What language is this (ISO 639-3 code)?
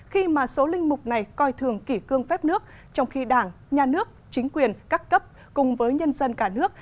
vie